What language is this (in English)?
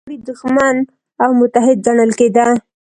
Pashto